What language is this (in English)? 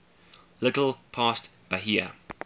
English